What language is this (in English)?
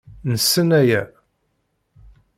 Kabyle